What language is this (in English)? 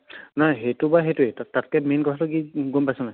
Assamese